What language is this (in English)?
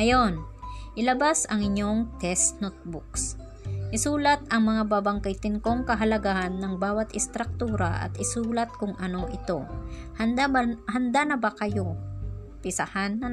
Filipino